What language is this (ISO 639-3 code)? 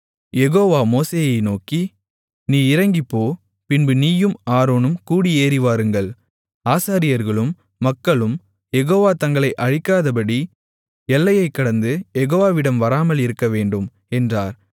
tam